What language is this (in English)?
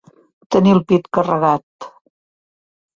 Catalan